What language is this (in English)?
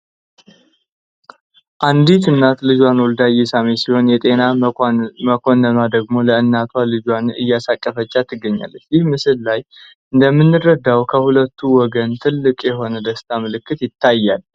Amharic